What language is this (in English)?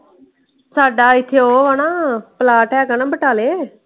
Punjabi